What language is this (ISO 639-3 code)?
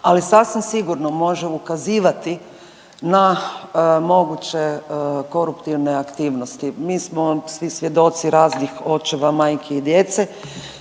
hrv